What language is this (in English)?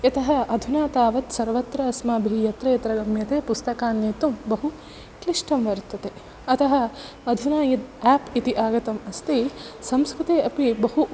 Sanskrit